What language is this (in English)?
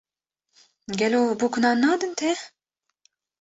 Kurdish